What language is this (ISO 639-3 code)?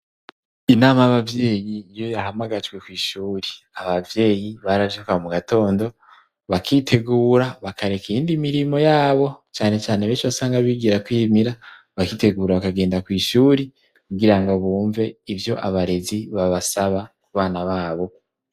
run